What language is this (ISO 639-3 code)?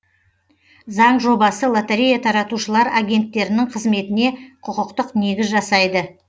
kaz